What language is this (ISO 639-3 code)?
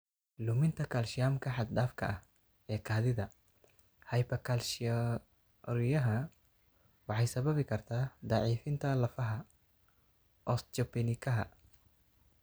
som